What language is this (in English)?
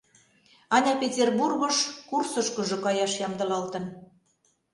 Mari